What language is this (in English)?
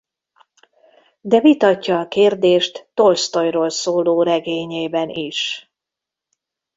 Hungarian